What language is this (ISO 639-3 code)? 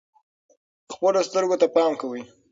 pus